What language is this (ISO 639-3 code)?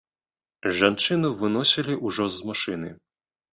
bel